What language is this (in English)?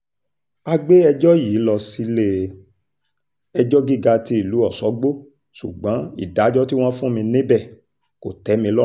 Yoruba